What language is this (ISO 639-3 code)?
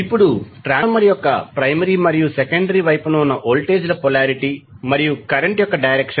tel